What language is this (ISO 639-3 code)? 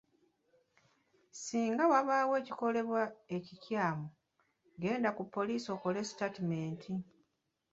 lug